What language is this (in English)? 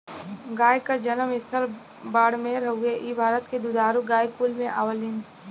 Bhojpuri